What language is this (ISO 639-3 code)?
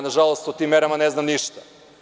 srp